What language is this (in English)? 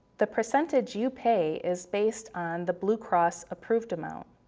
English